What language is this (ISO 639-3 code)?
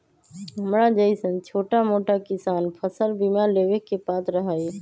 mag